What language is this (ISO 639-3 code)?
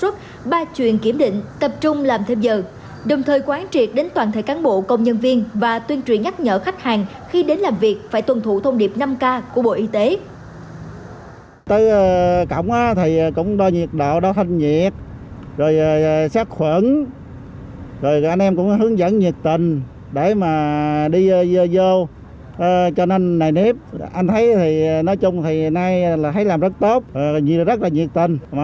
vie